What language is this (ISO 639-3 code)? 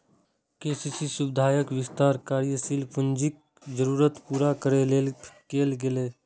mai